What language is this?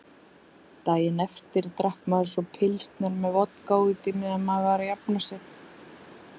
Icelandic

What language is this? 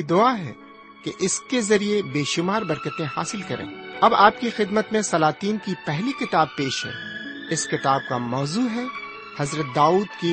Urdu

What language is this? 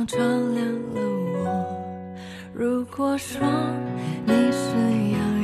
Chinese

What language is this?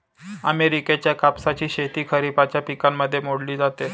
Marathi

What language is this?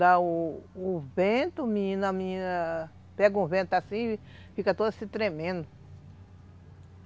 Portuguese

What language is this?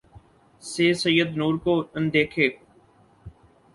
Urdu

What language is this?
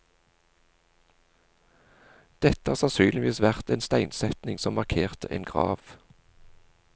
Norwegian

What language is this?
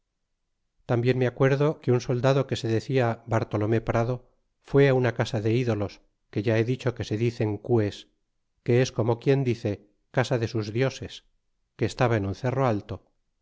Spanish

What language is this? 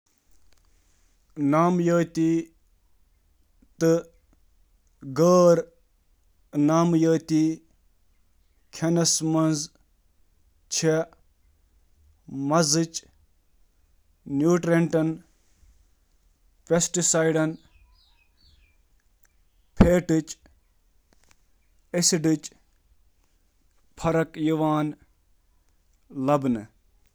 Kashmiri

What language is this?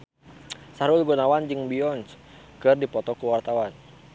Sundanese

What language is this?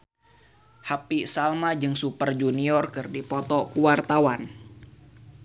Sundanese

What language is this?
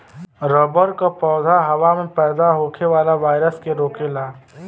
Bhojpuri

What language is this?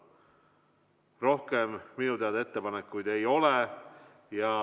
Estonian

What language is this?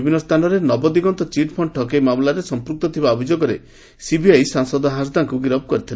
Odia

